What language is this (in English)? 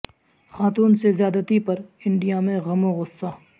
Urdu